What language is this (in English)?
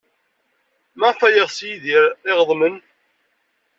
Kabyle